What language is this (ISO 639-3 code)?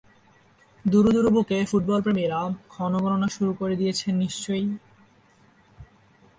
ben